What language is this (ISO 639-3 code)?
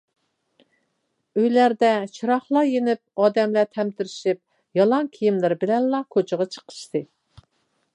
uig